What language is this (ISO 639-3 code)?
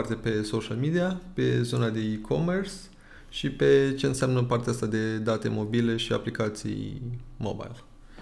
ron